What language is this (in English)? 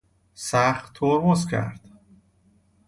Persian